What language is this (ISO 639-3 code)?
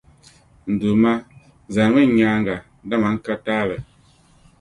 dag